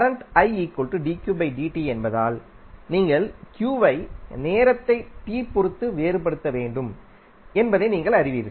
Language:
Tamil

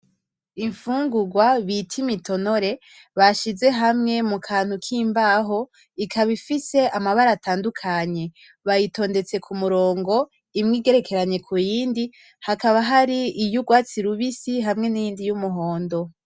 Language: Rundi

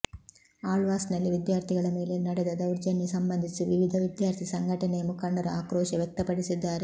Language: Kannada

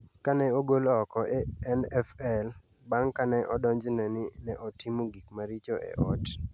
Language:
Luo (Kenya and Tanzania)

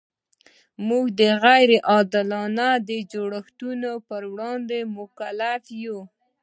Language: Pashto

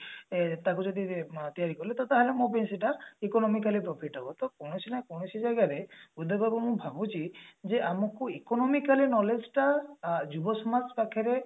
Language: Odia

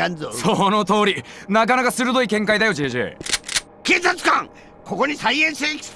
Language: Japanese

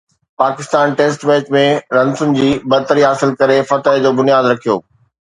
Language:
Sindhi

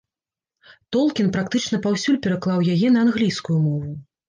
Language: Belarusian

